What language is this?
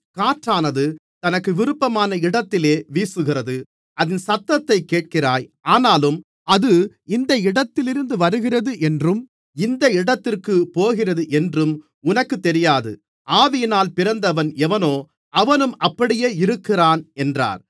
Tamil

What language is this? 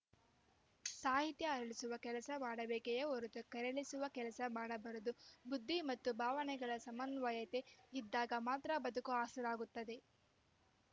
Kannada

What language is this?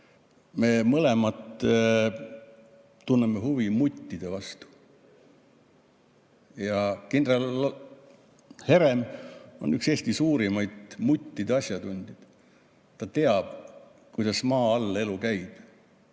Estonian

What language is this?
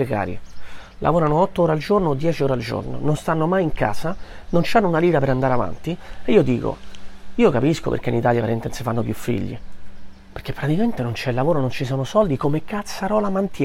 Italian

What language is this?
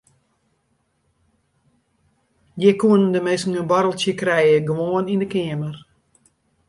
Western Frisian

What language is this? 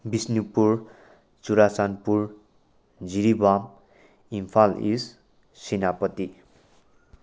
Manipuri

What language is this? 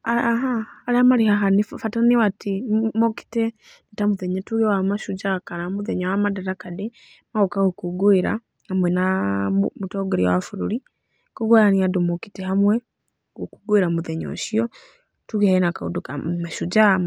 Kikuyu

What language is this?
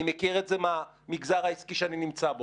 Hebrew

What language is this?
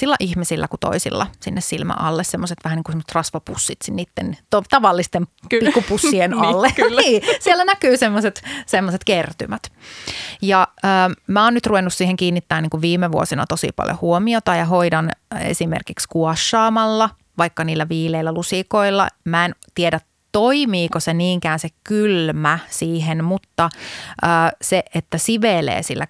Finnish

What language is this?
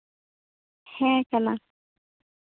Santali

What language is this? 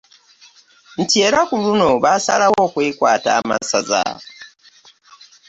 Ganda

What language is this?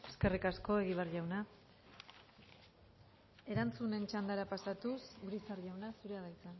Basque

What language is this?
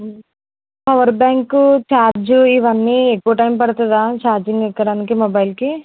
Telugu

